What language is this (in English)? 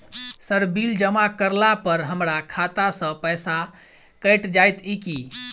Maithili